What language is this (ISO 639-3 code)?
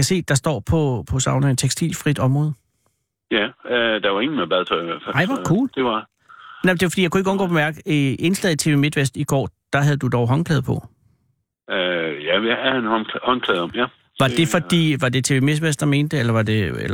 dan